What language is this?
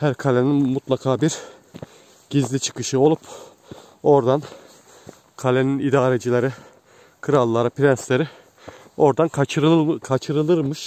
Turkish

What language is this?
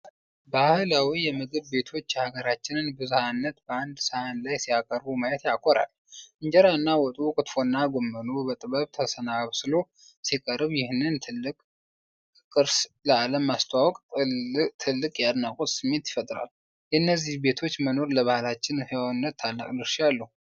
Amharic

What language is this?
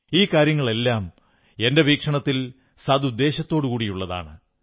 Malayalam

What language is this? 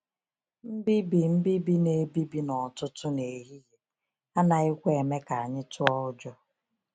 Igbo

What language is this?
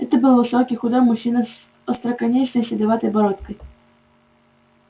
Russian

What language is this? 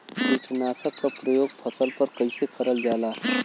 Bhojpuri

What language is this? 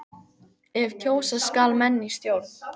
Icelandic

